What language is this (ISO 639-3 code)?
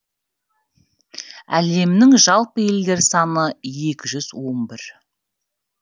kaz